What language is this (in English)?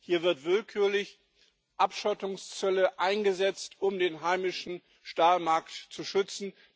German